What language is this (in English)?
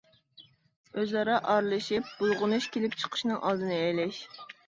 Uyghur